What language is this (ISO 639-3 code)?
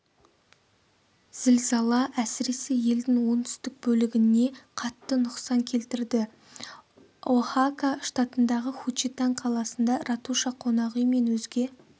kaz